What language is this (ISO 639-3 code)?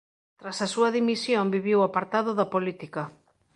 glg